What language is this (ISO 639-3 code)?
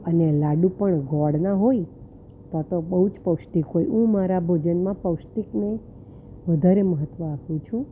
guj